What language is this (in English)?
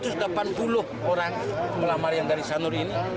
Indonesian